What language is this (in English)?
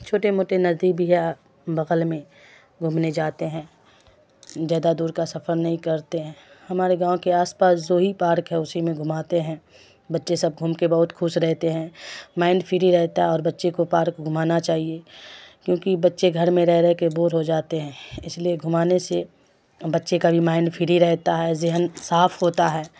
Urdu